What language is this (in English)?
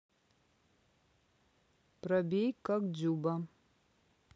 Russian